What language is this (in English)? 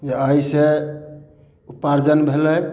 Maithili